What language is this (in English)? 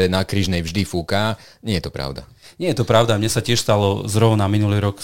Slovak